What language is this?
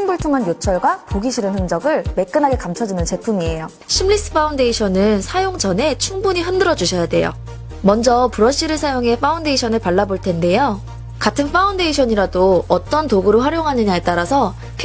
Korean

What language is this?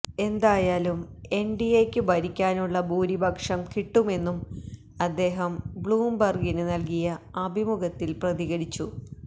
Malayalam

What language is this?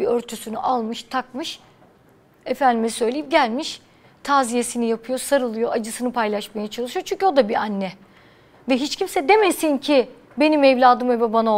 Turkish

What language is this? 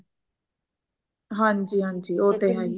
Punjabi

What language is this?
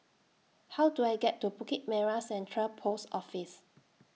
English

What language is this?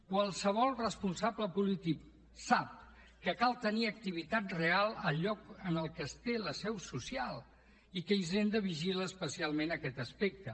Catalan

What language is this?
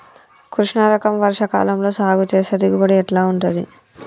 Telugu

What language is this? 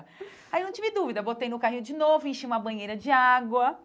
Portuguese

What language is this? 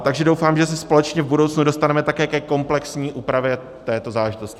Czech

